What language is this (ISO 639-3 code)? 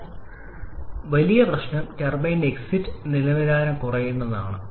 mal